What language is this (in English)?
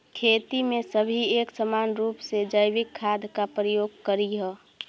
Magahi